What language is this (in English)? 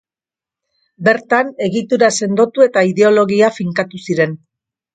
Basque